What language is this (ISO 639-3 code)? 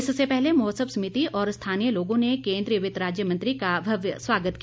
hin